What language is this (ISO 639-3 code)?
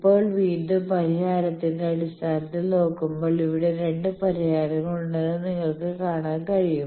mal